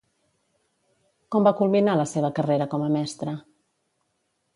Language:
Catalan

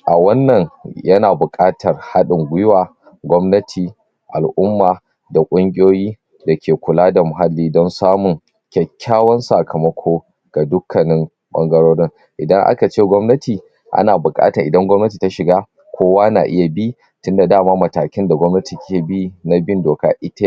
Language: Hausa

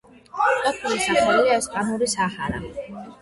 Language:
Georgian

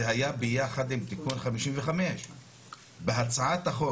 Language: Hebrew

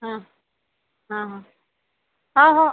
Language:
Marathi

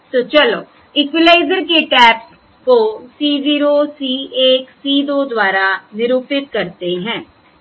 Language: Hindi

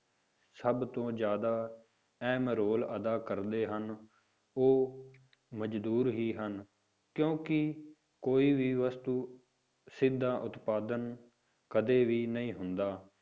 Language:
Punjabi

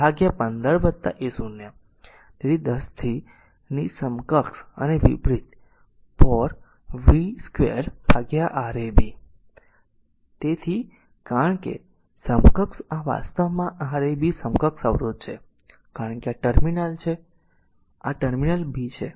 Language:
Gujarati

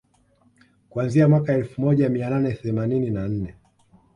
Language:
Swahili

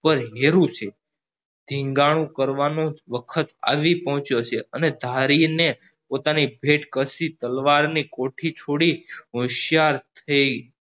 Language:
Gujarati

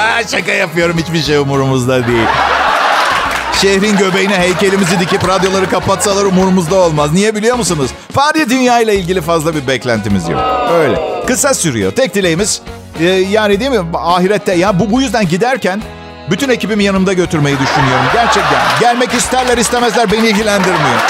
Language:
Turkish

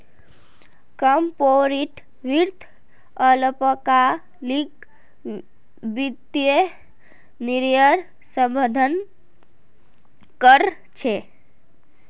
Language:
Magahi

